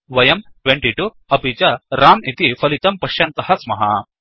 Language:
Sanskrit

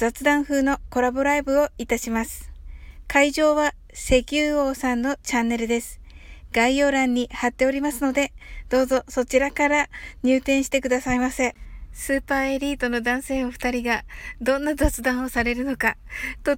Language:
Japanese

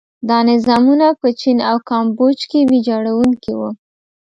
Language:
Pashto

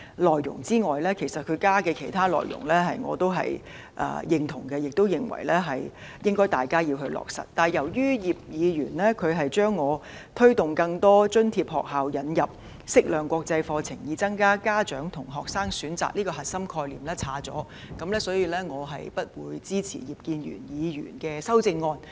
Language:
Cantonese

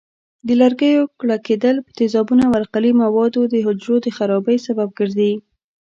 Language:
Pashto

